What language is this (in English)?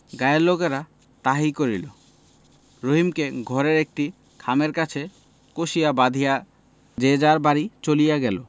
Bangla